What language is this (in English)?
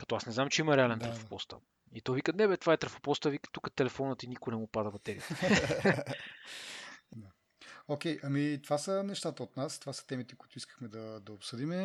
Bulgarian